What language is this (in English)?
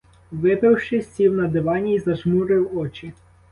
Ukrainian